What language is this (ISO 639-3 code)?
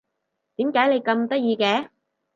yue